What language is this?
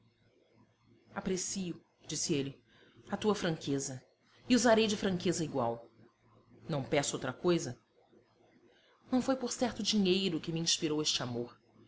Portuguese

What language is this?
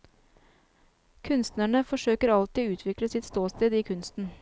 Norwegian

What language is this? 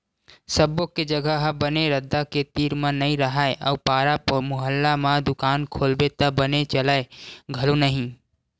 Chhattisgarhi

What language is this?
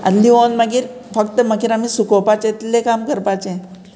Konkani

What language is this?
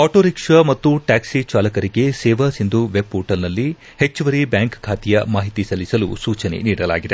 Kannada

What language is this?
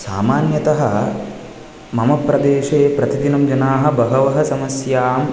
Sanskrit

